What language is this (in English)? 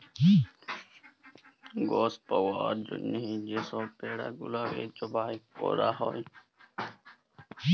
Bangla